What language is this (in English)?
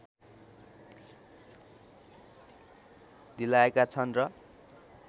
Nepali